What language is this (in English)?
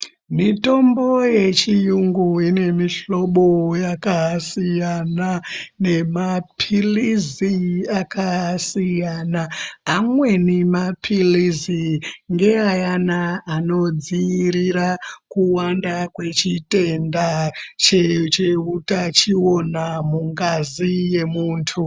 Ndau